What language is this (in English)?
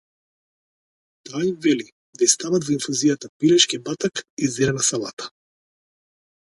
Macedonian